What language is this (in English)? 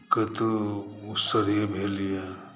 Maithili